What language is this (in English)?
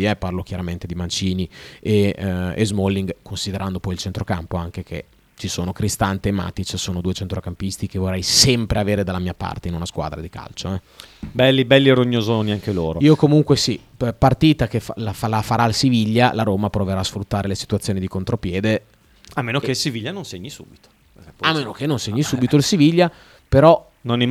Italian